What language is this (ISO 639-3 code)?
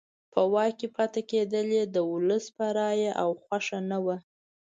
pus